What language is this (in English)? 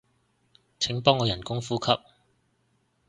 Cantonese